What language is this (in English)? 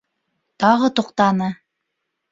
Bashkir